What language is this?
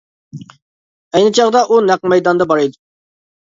Uyghur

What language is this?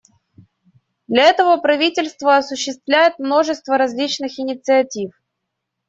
Russian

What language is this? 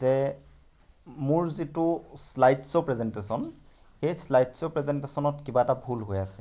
Assamese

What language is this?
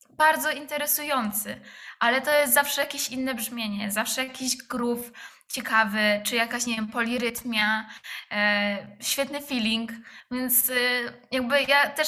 Polish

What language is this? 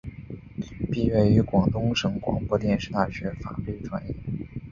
Chinese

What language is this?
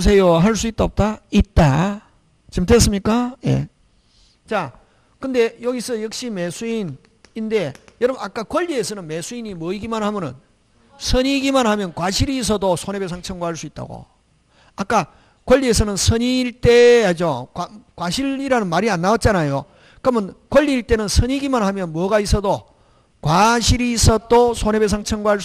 Korean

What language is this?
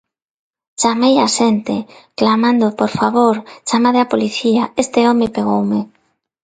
Galician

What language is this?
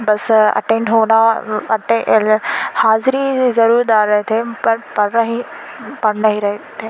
Urdu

